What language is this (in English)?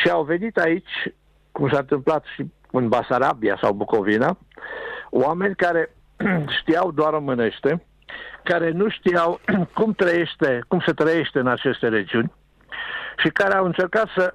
Romanian